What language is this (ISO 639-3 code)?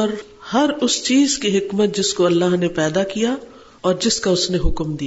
urd